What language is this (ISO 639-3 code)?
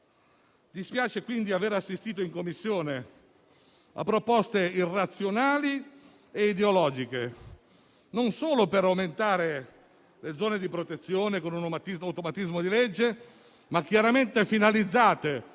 ita